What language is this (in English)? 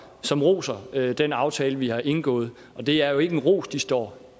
Danish